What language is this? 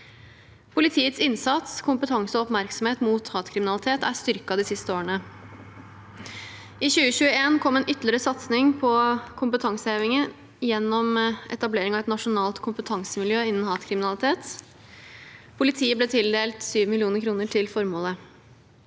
Norwegian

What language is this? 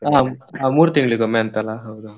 Kannada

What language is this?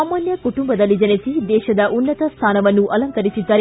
Kannada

